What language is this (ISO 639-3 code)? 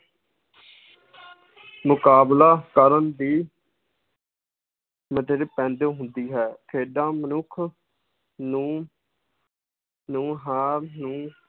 pan